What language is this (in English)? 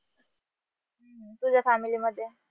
Marathi